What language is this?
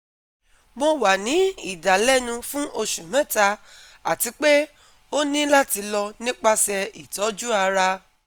Yoruba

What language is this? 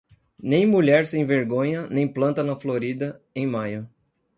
Portuguese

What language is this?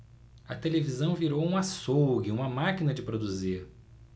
Portuguese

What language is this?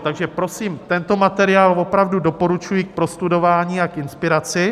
Czech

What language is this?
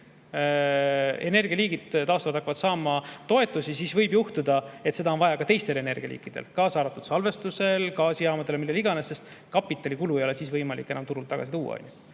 Estonian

